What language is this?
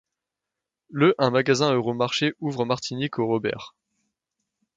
French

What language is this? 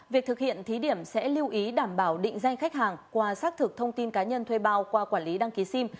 Vietnamese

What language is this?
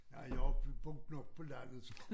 Danish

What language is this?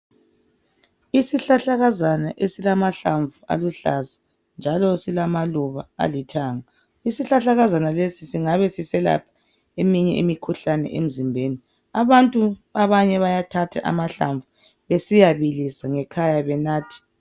North Ndebele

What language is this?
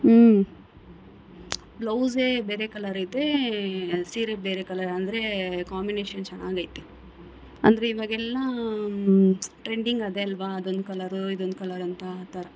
Kannada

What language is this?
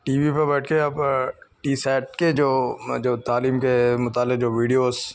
Urdu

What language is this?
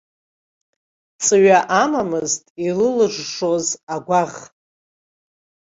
Abkhazian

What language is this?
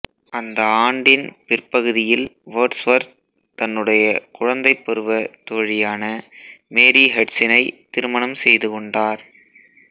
Tamil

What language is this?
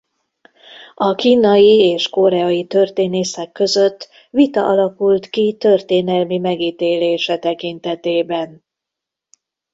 Hungarian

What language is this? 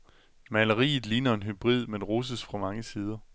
Danish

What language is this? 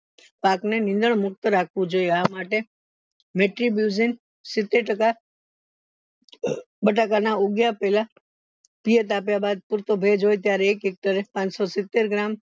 Gujarati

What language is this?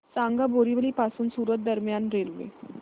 Marathi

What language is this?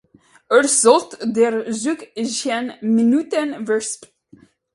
English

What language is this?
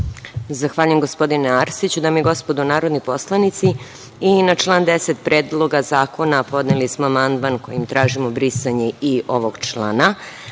Serbian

